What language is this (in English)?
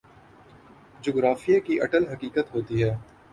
Urdu